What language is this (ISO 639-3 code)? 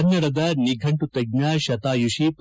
kan